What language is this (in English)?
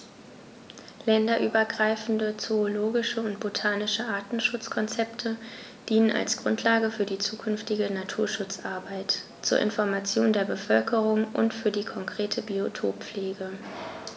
German